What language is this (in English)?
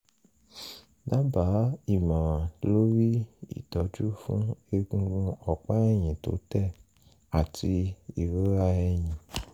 Yoruba